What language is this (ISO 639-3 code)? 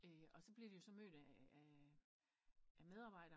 dan